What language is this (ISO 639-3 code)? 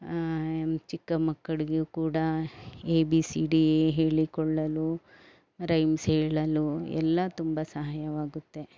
kan